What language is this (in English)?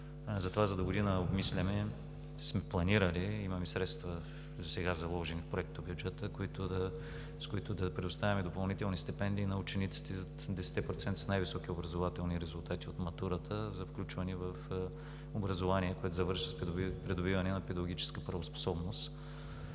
Bulgarian